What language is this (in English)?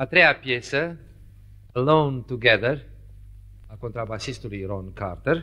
Romanian